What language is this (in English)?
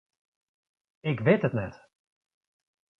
Western Frisian